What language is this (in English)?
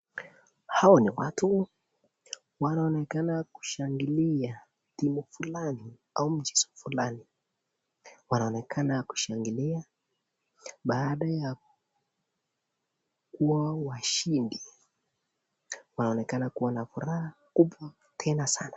Swahili